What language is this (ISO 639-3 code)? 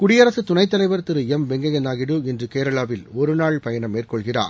tam